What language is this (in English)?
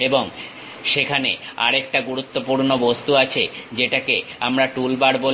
Bangla